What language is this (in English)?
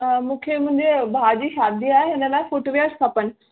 Sindhi